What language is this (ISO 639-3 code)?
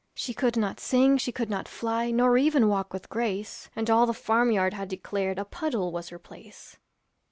eng